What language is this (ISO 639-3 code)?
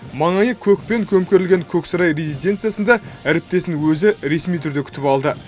kaz